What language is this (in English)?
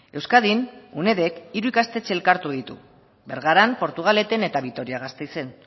Basque